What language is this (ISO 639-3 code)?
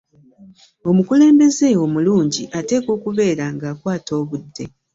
lug